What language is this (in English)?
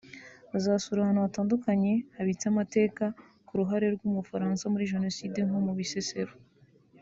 Kinyarwanda